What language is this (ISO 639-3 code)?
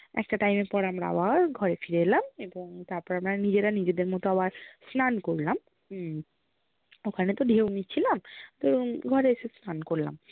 ben